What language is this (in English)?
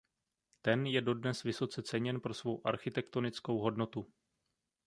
Czech